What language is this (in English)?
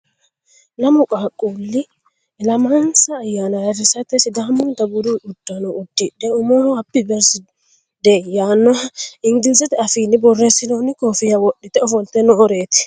Sidamo